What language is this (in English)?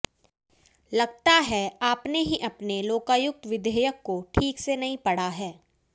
Hindi